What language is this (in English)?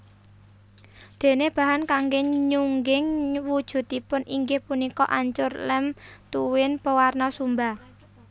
Javanese